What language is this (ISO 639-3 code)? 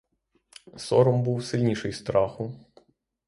ukr